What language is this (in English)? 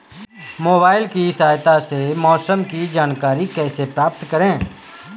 Hindi